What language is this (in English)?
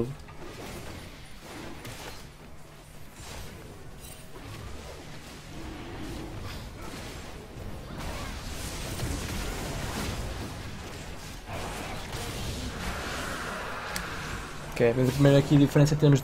Portuguese